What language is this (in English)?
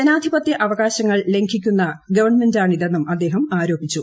Malayalam